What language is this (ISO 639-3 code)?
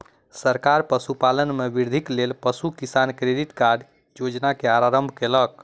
mai